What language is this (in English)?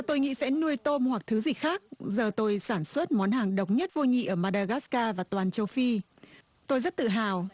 Vietnamese